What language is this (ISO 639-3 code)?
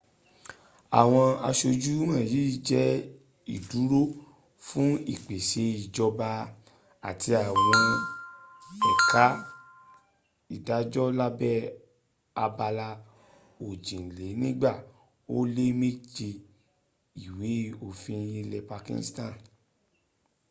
yor